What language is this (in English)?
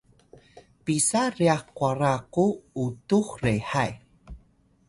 Atayal